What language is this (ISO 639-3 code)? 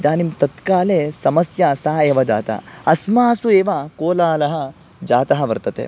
san